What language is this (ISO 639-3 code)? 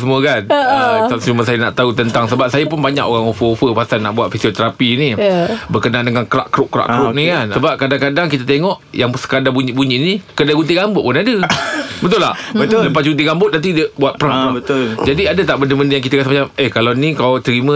msa